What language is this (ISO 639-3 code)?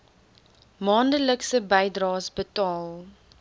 afr